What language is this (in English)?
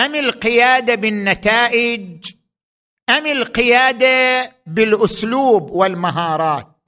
Arabic